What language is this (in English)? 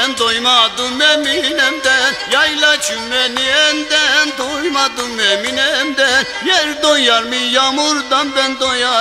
Arabic